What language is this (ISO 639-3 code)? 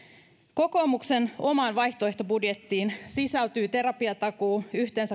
fin